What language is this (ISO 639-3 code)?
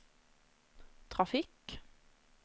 nor